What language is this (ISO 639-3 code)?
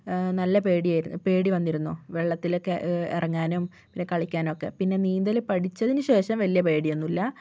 mal